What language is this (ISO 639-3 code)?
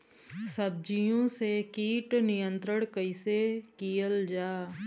bho